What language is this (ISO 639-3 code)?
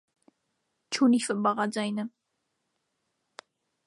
hye